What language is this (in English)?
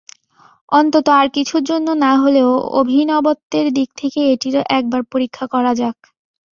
Bangla